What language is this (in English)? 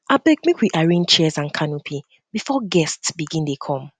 Nigerian Pidgin